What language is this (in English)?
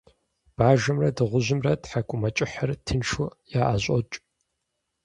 Kabardian